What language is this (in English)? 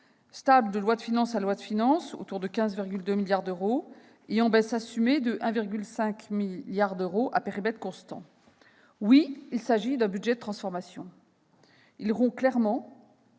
French